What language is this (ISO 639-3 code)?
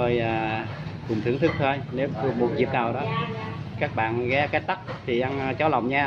vie